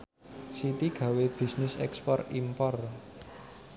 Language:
Javanese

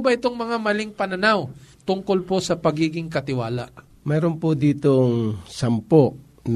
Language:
Filipino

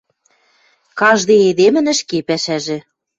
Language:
Western Mari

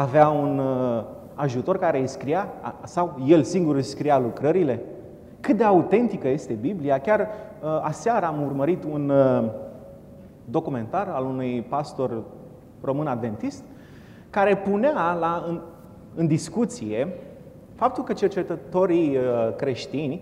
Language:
Romanian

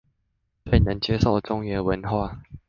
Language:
Chinese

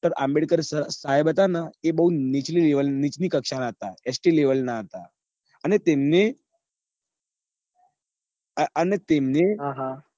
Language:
Gujarati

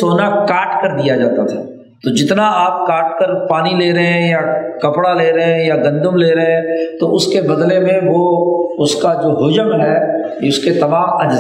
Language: Urdu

